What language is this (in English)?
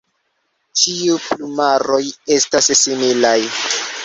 Esperanto